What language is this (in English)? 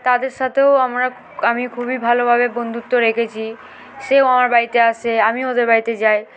Bangla